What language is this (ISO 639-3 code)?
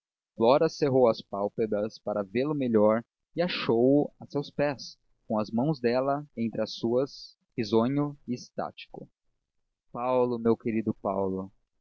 por